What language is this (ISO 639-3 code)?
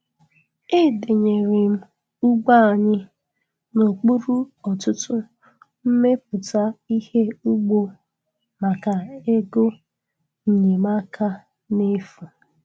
ibo